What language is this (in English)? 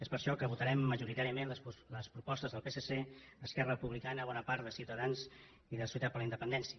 Catalan